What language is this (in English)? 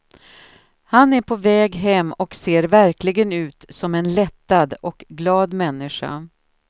Swedish